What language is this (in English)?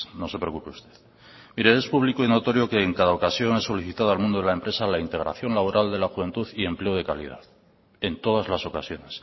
Spanish